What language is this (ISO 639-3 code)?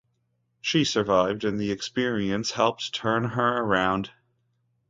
eng